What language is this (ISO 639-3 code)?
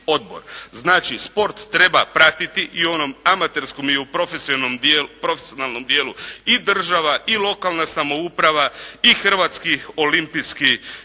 hrv